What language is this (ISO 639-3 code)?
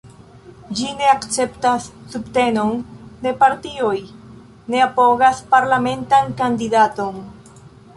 epo